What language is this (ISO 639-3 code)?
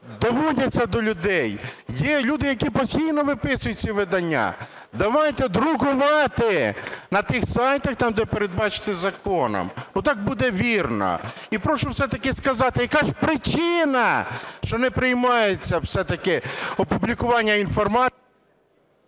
ukr